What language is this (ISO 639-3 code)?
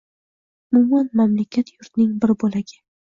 uzb